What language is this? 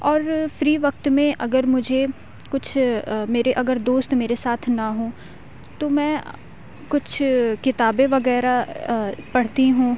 Urdu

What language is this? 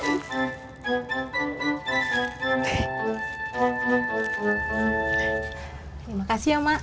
Indonesian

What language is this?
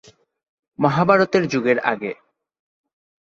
Bangla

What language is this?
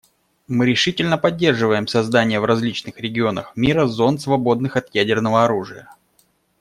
Russian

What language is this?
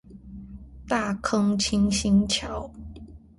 Chinese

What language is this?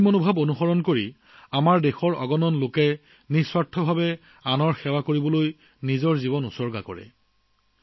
Assamese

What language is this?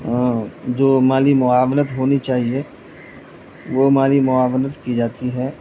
Urdu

